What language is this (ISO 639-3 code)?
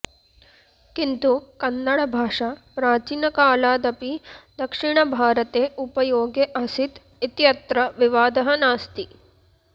san